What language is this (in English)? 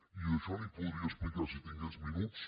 Catalan